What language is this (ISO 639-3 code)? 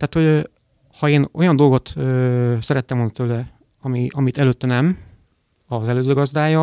hun